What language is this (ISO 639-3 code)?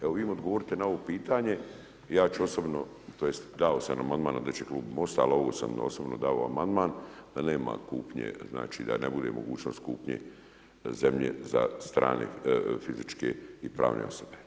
hrv